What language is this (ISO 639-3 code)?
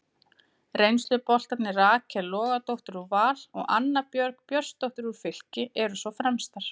isl